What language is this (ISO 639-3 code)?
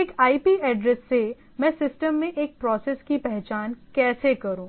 hin